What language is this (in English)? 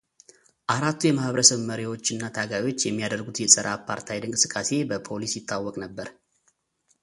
Amharic